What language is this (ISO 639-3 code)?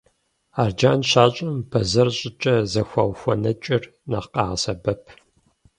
kbd